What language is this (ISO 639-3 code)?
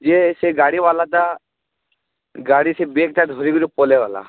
ori